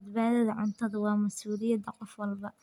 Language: Somali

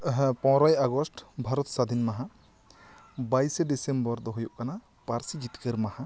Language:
Santali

